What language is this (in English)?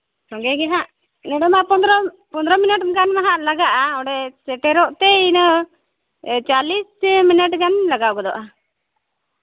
Santali